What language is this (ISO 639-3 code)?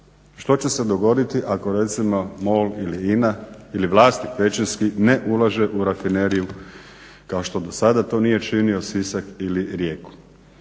hrv